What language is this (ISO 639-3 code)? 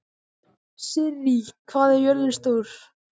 isl